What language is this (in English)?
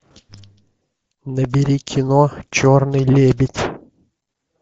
Russian